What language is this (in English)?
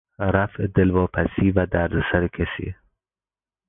Persian